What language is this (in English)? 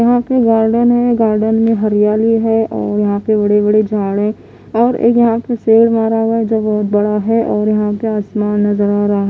Hindi